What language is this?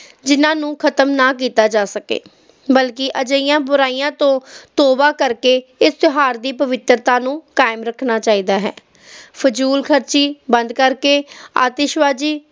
Punjabi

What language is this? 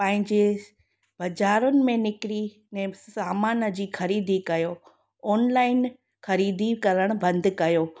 Sindhi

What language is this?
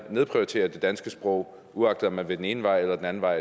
Danish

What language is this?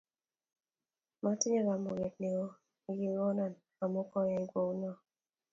Kalenjin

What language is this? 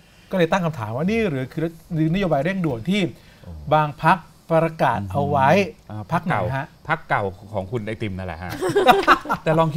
Thai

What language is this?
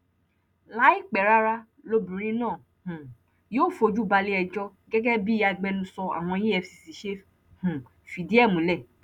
Yoruba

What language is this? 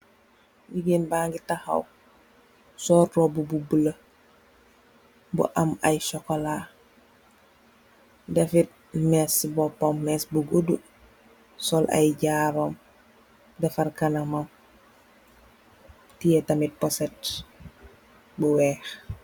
Wolof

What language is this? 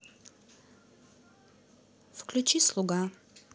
Russian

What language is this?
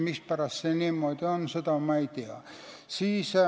Estonian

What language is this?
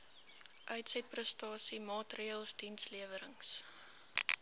Afrikaans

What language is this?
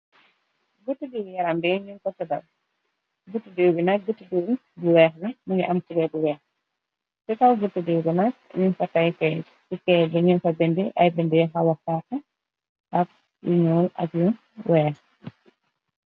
Wolof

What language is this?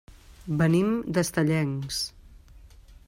Catalan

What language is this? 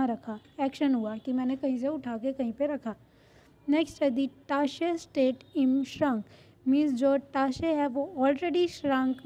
Hindi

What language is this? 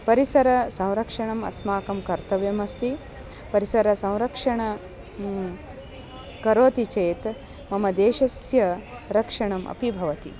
Sanskrit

